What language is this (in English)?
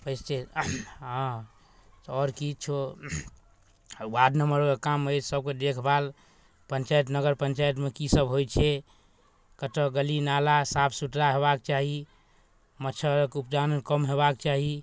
Maithili